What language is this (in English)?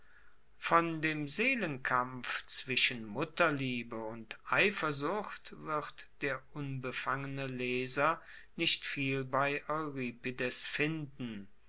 German